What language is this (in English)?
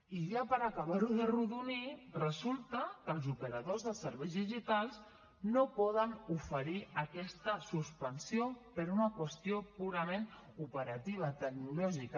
Catalan